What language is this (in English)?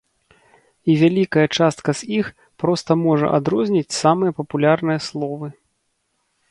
Belarusian